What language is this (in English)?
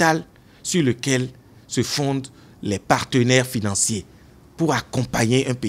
French